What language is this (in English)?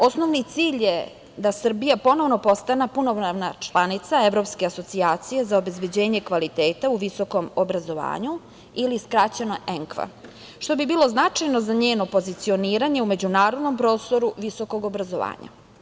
Serbian